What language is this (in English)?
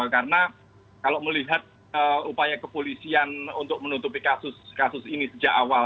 Indonesian